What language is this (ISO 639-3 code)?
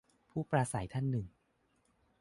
tha